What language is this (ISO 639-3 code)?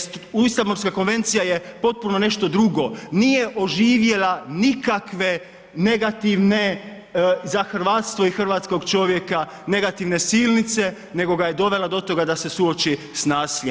hrv